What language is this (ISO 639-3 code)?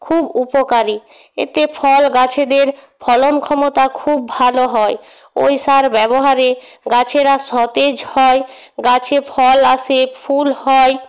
ben